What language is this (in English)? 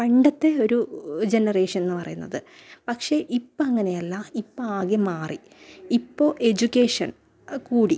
Malayalam